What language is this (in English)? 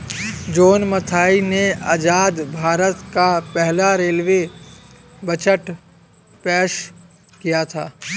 Hindi